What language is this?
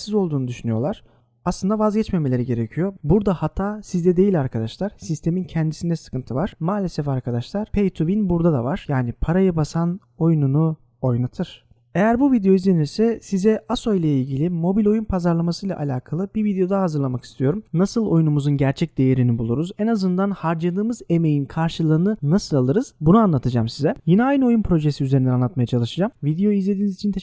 Turkish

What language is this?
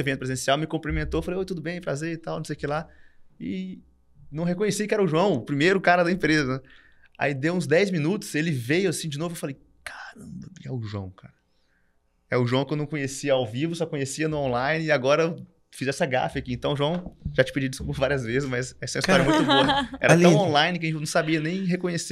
Portuguese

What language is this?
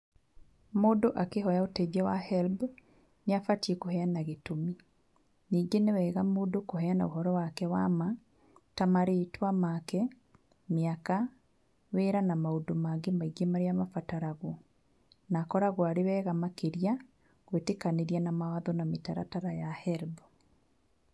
Kikuyu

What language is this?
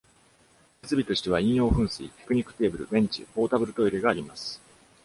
Japanese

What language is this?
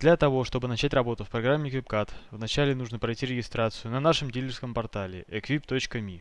Russian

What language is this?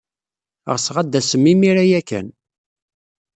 Kabyle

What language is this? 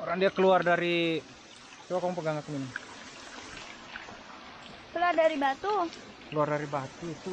Indonesian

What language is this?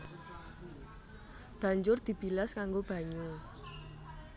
Javanese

